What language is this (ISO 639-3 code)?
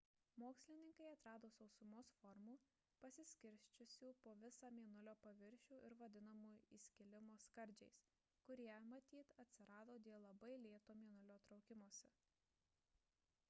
lit